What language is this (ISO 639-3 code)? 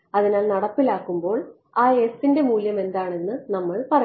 mal